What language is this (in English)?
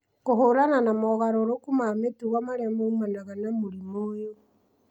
Kikuyu